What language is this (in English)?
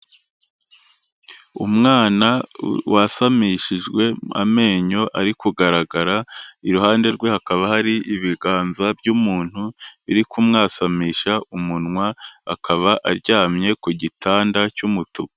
Kinyarwanda